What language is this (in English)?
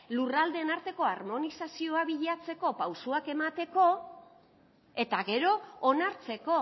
Basque